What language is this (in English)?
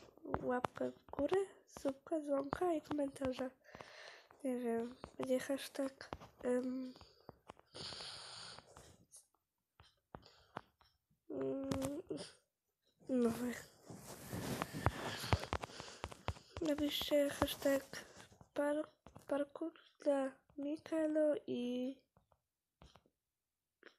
Polish